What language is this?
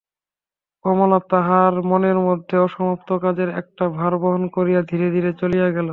Bangla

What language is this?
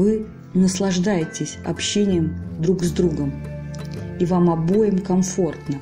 Russian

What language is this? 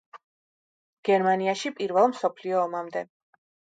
Georgian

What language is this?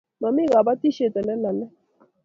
Kalenjin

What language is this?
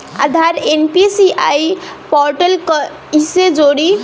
Bhojpuri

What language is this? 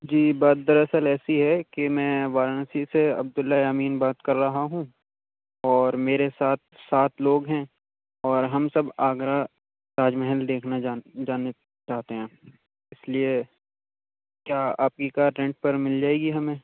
Urdu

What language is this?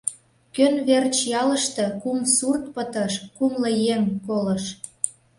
Mari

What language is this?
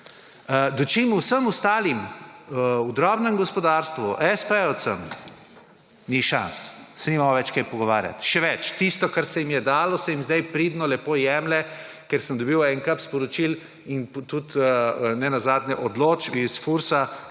Slovenian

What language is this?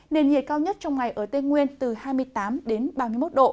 Vietnamese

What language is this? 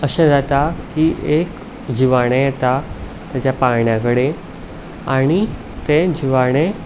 Konkani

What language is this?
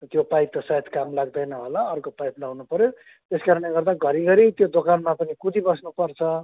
Nepali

